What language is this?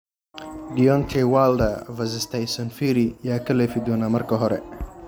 Somali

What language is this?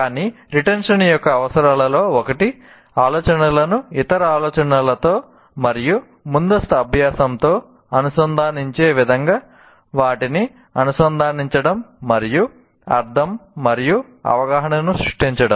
Telugu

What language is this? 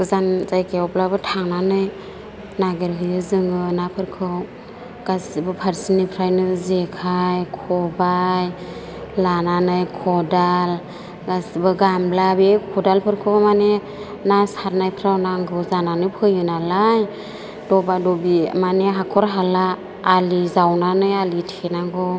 Bodo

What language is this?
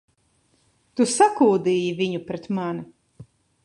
Latvian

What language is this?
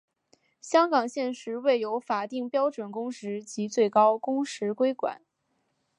Chinese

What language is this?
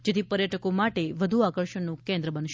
Gujarati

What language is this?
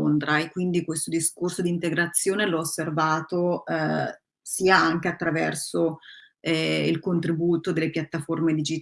Italian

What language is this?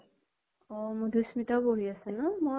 Assamese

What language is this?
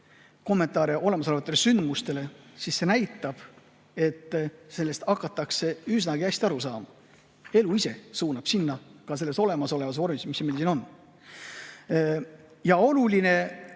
Estonian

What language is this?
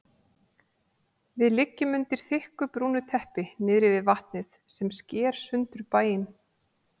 Icelandic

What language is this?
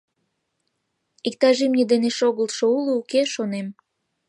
Mari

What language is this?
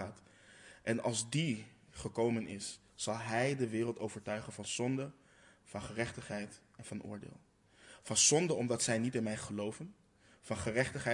Dutch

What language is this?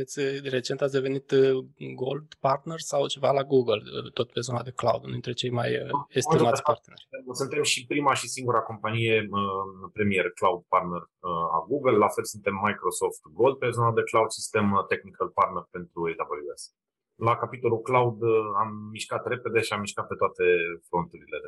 Romanian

